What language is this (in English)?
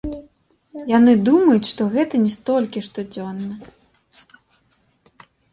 Belarusian